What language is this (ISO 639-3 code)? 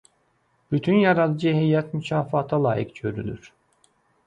aze